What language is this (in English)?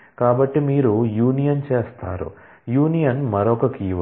Telugu